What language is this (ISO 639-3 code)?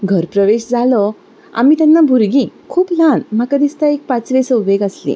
kok